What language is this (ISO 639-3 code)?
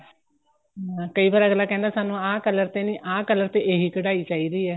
pan